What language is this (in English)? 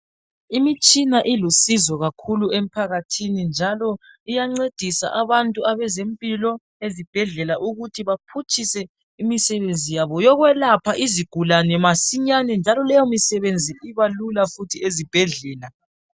North Ndebele